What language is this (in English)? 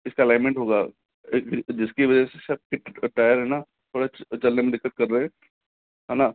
Hindi